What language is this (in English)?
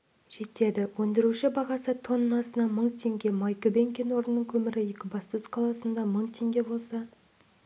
Kazakh